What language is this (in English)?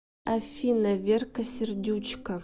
Russian